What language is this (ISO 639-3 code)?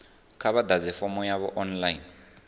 ven